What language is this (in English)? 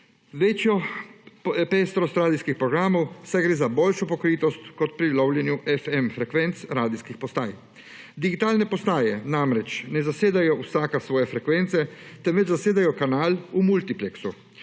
Slovenian